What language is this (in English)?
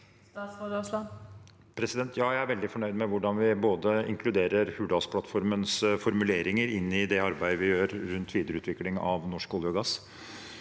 Norwegian